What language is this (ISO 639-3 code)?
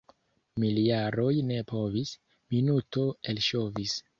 epo